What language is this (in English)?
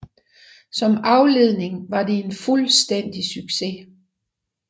Danish